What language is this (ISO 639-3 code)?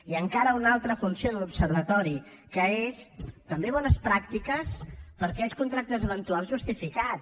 cat